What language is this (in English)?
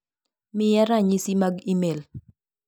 Luo (Kenya and Tanzania)